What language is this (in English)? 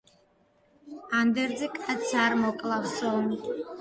Georgian